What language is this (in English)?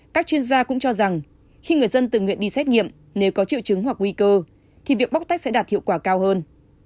Vietnamese